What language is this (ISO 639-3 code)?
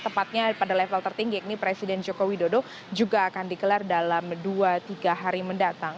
ind